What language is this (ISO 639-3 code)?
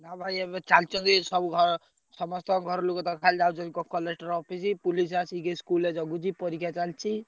ori